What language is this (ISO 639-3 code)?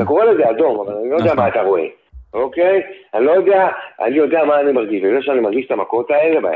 heb